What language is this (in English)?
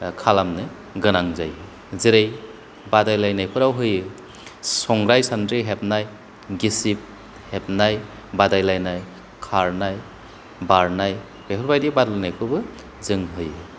Bodo